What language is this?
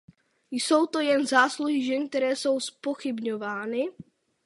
Czech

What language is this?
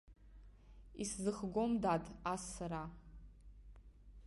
Abkhazian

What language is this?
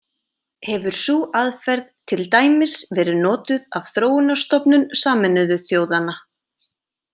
Icelandic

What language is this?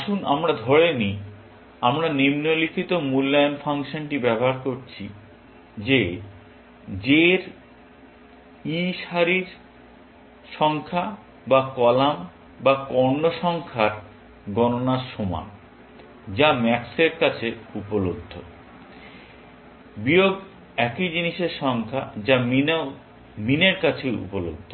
Bangla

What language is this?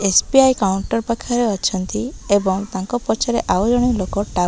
Odia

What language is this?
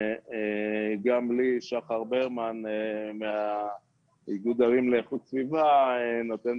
Hebrew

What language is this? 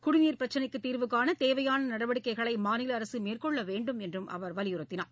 Tamil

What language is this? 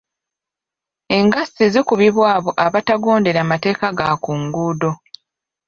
Ganda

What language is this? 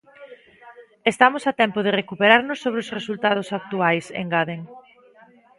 Galician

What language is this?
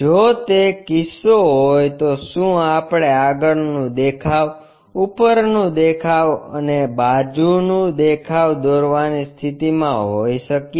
Gujarati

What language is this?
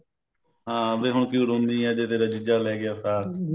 Punjabi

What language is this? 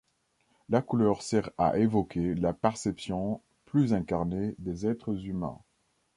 French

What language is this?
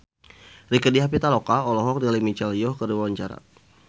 Sundanese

